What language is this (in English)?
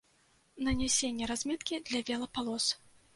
Belarusian